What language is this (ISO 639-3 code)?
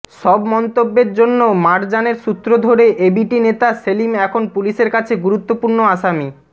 ben